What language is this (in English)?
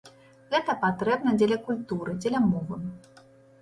Belarusian